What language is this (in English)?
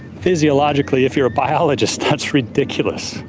English